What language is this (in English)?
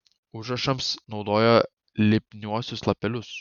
Lithuanian